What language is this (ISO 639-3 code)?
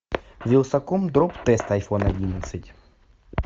rus